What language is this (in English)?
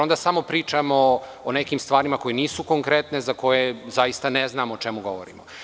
Serbian